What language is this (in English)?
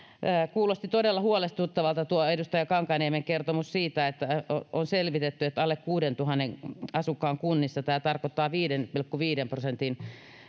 Finnish